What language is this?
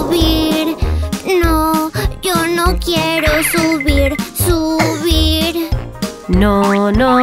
Spanish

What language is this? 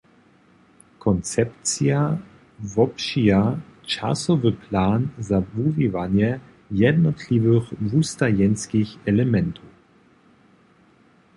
Upper Sorbian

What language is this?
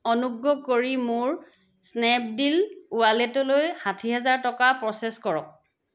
Assamese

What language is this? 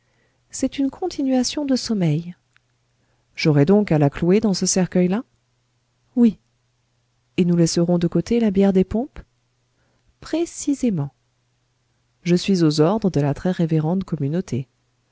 French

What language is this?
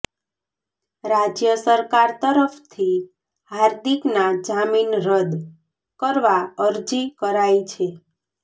Gujarati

